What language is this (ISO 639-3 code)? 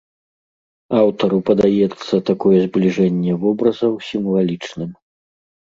bel